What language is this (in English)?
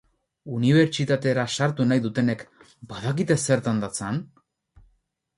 Basque